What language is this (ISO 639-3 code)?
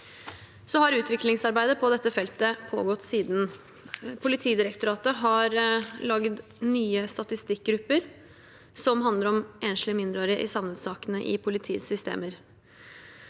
nor